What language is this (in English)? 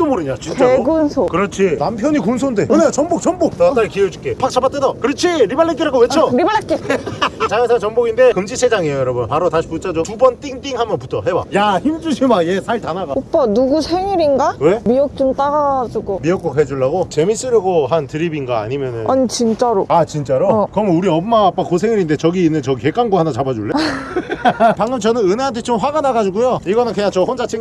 Korean